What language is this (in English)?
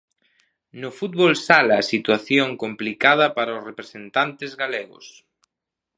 Galician